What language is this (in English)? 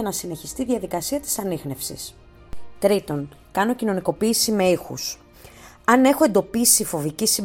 Greek